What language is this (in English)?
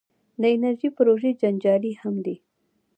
Pashto